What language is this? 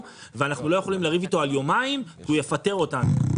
Hebrew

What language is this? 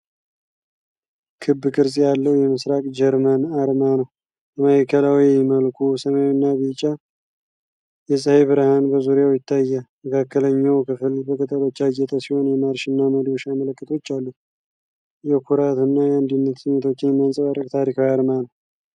Amharic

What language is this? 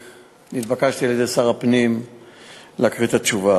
Hebrew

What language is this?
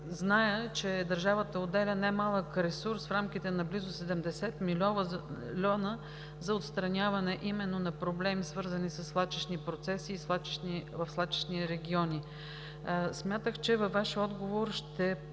Bulgarian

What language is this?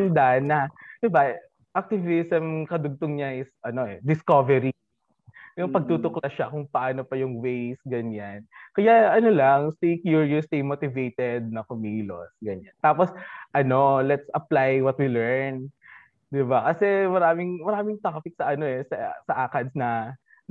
Filipino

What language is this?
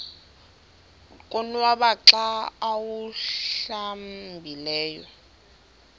Xhosa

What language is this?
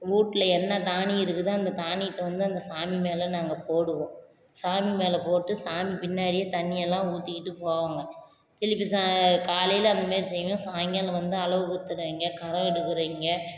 Tamil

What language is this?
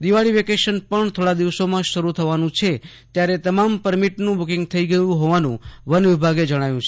Gujarati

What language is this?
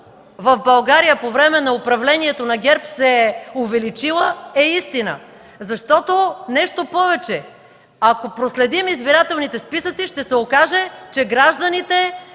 Bulgarian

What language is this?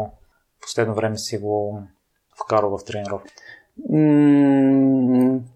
Bulgarian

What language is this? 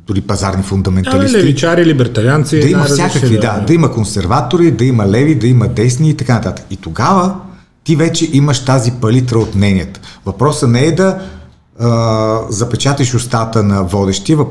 Bulgarian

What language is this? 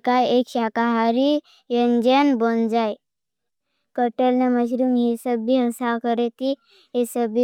Bhili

